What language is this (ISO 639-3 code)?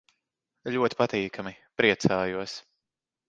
lav